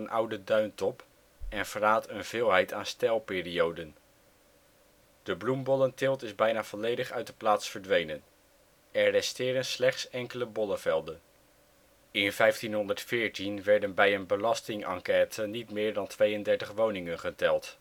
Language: Dutch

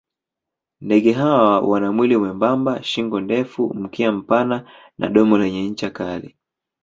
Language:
Swahili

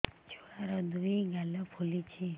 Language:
Odia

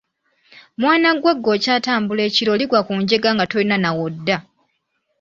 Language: Ganda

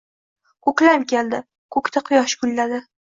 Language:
Uzbek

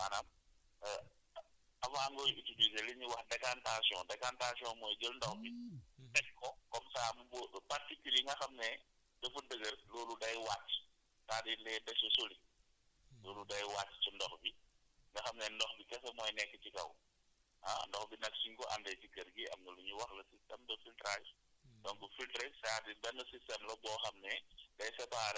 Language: Wolof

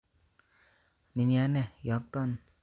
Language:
Kalenjin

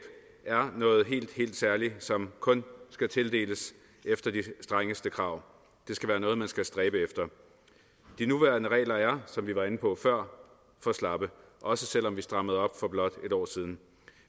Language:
Danish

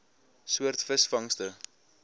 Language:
Afrikaans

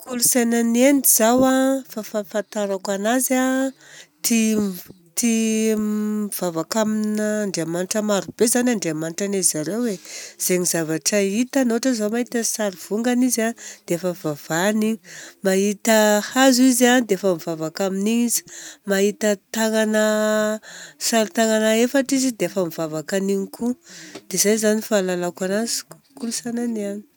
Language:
Southern Betsimisaraka Malagasy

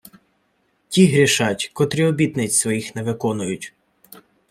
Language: Ukrainian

